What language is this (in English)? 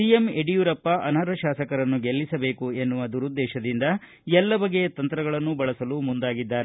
Kannada